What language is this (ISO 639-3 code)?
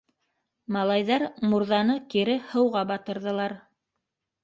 bak